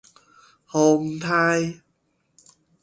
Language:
Min Nan Chinese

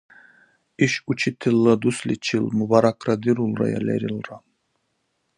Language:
Dargwa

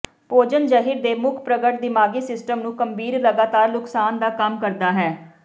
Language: Punjabi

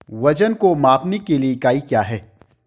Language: Hindi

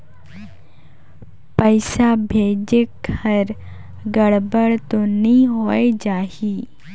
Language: Chhattisgarhi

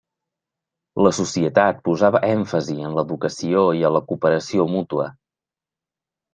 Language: Catalan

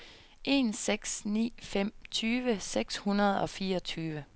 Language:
Danish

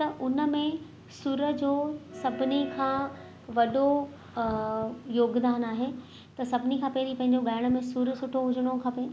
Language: Sindhi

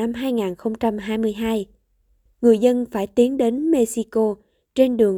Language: Vietnamese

